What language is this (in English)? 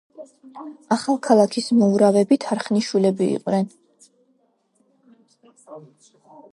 Georgian